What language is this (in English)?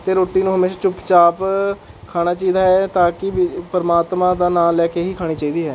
Punjabi